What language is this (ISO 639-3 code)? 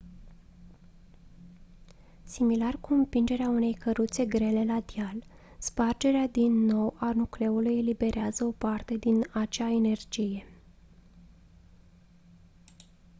ron